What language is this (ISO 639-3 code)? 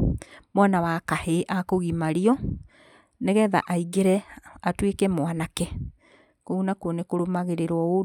kik